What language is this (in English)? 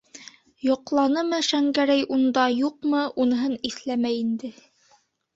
Bashkir